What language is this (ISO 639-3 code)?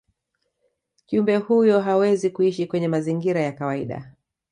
swa